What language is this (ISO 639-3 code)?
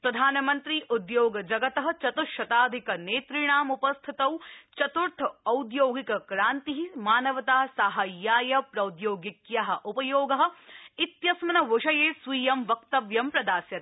san